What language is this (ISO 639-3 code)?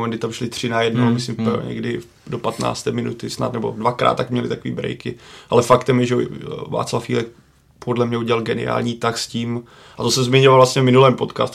ces